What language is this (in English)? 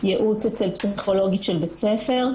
Hebrew